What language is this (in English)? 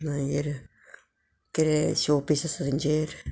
Konkani